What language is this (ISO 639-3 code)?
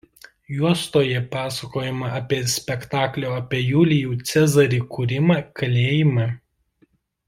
lit